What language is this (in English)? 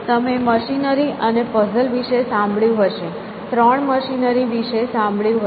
Gujarati